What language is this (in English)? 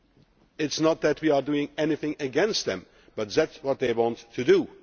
English